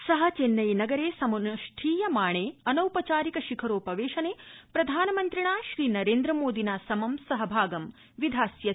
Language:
Sanskrit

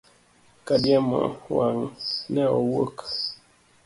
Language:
Luo (Kenya and Tanzania)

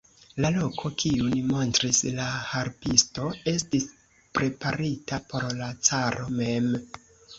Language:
Esperanto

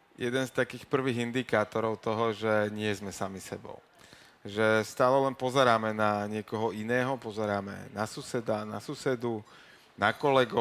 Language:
Slovak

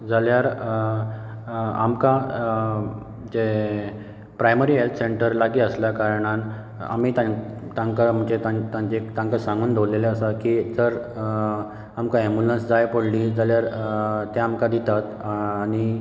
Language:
Konkani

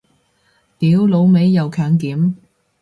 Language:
Cantonese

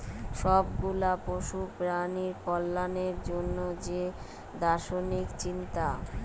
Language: Bangla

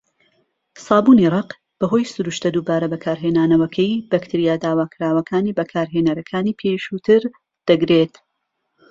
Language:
Central Kurdish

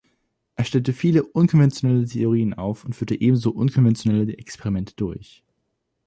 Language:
German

